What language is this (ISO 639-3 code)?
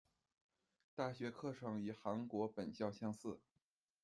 zho